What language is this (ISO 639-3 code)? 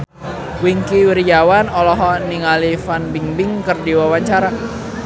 sun